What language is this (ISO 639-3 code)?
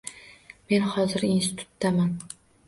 uzb